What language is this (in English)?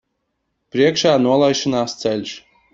Latvian